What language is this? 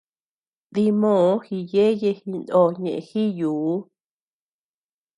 Tepeuxila Cuicatec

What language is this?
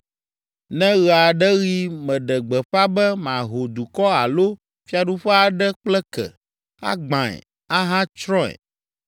Ewe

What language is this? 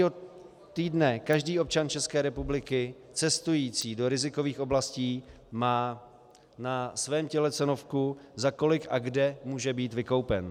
Czech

